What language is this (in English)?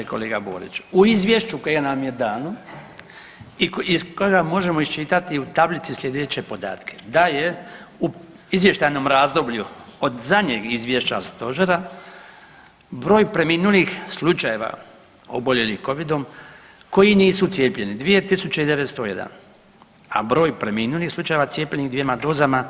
Croatian